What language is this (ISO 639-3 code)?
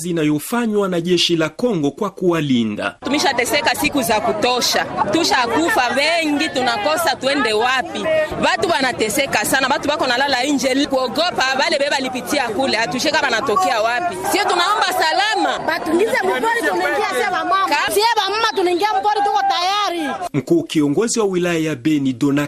swa